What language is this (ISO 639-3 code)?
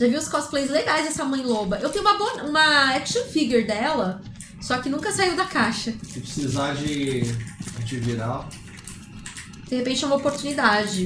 por